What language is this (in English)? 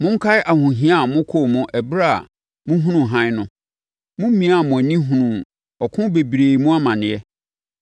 Akan